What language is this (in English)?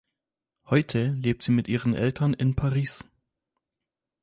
German